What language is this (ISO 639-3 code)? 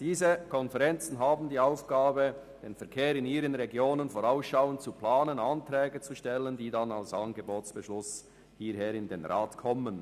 gsw